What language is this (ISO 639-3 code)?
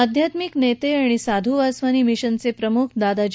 mar